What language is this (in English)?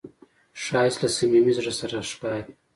Pashto